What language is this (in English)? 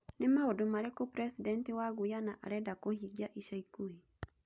Kikuyu